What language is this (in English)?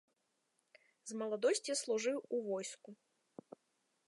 Belarusian